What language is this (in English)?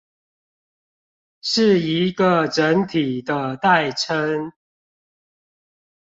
Chinese